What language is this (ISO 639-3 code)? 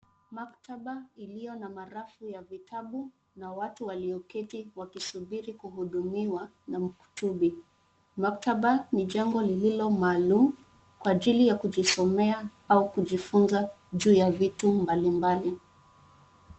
swa